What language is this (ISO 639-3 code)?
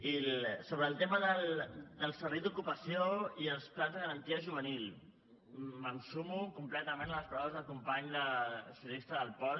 cat